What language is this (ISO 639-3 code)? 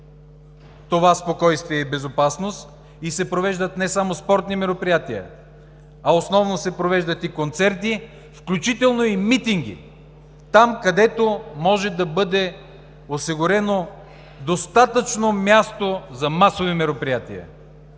bul